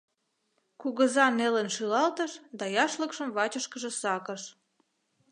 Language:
Mari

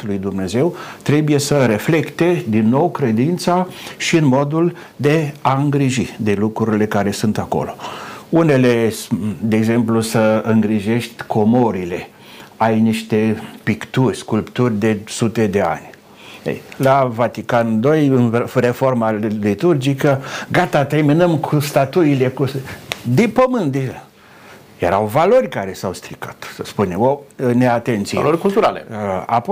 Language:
Romanian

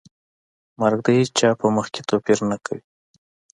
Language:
Pashto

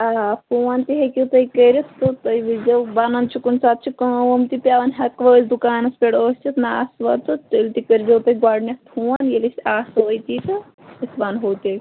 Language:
Kashmiri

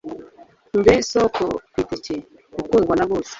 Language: Kinyarwanda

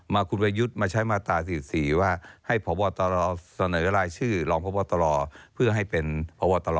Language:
Thai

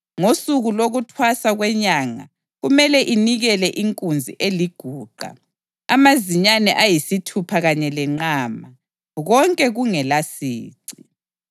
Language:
North Ndebele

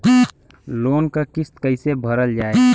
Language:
Bhojpuri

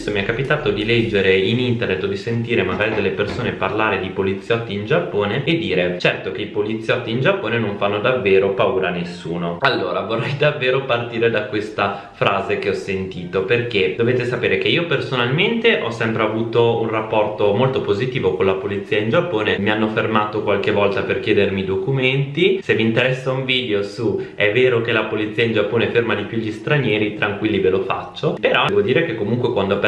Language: Italian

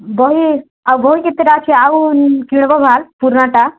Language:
Odia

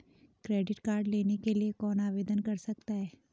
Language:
Hindi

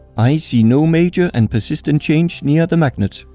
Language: English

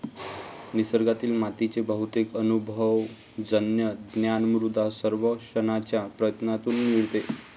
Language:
Marathi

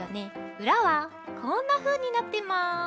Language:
Japanese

